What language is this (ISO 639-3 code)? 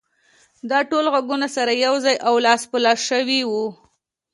pus